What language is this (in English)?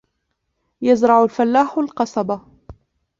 Arabic